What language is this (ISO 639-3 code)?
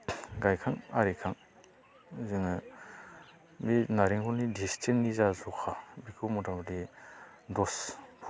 brx